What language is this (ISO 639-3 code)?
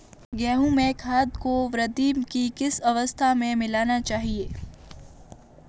hin